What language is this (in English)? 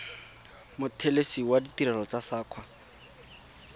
Tswana